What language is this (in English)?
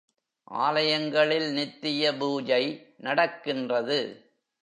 Tamil